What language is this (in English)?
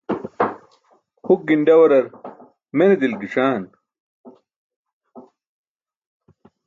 Burushaski